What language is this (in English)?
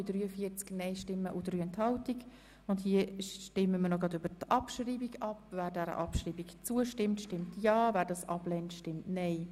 Swiss German